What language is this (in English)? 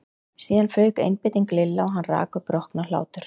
Icelandic